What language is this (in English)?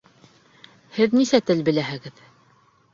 Bashkir